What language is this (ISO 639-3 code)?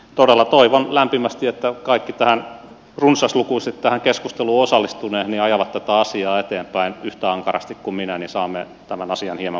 fin